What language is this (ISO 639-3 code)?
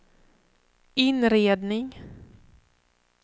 swe